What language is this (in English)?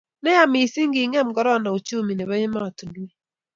Kalenjin